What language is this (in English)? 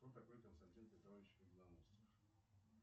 Russian